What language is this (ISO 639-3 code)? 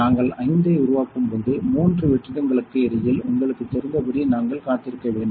tam